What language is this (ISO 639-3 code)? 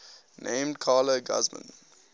eng